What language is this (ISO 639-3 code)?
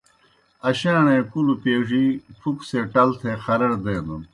plk